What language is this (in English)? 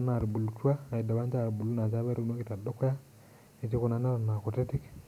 Masai